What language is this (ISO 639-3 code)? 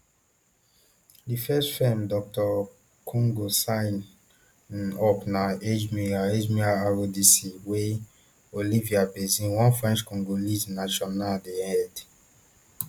pcm